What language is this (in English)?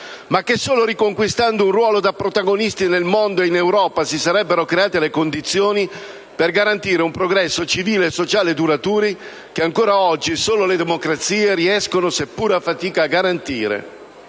Italian